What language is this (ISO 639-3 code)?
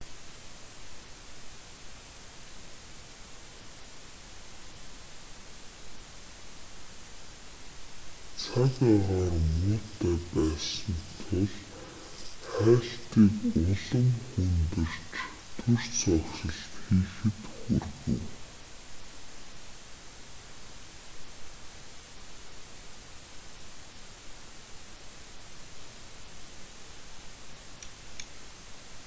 mon